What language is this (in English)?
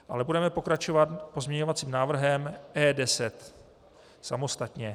Czech